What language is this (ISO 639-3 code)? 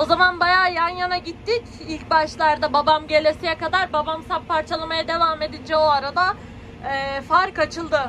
tur